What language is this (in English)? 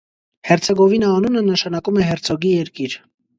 Armenian